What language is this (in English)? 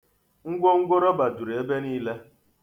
Igbo